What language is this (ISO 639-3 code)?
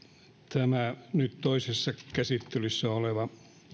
fin